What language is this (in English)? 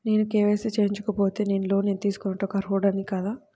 Telugu